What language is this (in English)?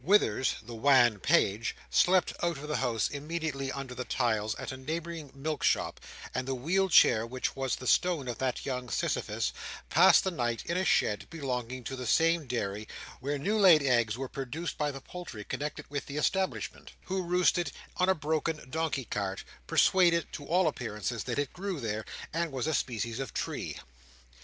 English